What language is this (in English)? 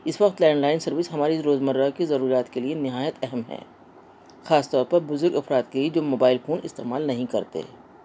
Urdu